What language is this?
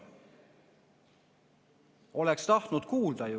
Estonian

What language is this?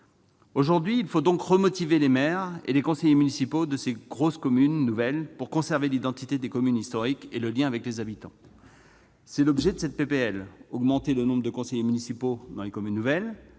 French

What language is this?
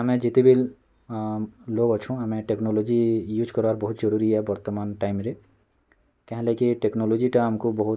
Odia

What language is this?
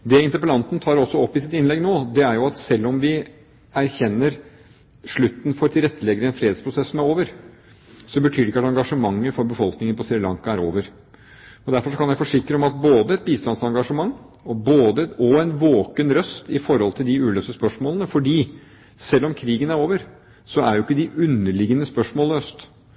Norwegian Bokmål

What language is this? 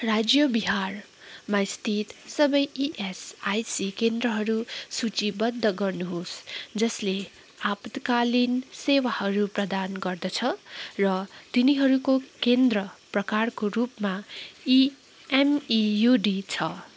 Nepali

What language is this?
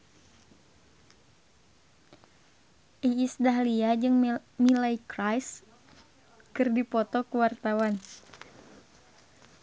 Sundanese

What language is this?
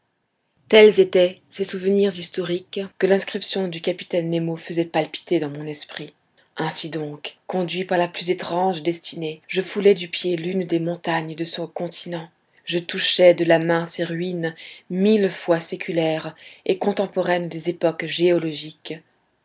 French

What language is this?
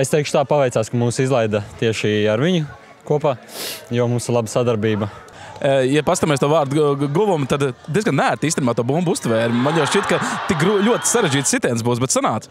Latvian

